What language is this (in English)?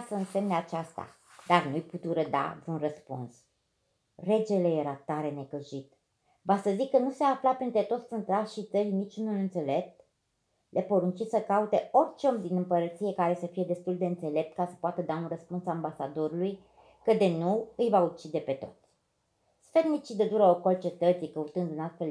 Romanian